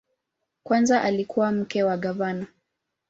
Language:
Swahili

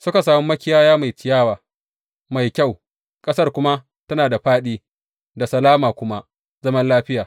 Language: Hausa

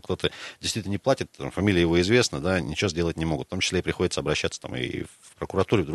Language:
Russian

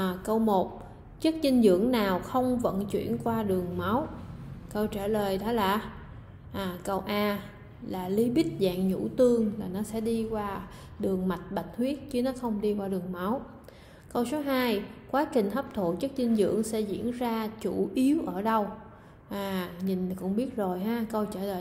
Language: Vietnamese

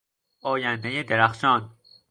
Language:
Persian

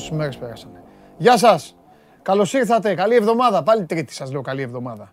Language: Greek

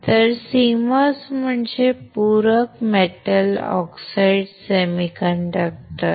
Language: Marathi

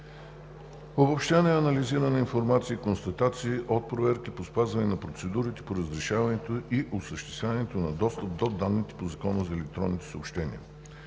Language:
Bulgarian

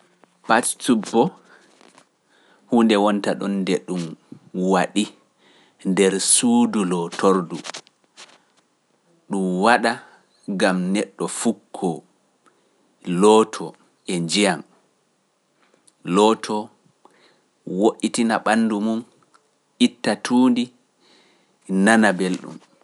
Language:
Pular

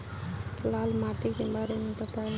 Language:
Bhojpuri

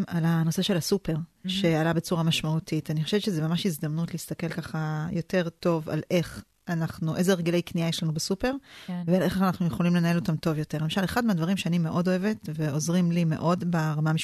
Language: Hebrew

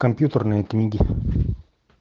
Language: Russian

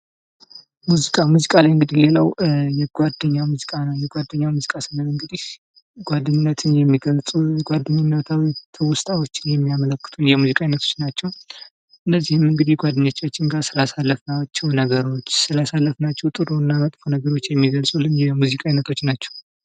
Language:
Amharic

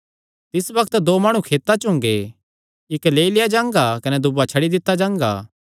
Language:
Kangri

